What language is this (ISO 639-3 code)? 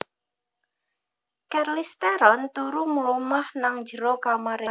jav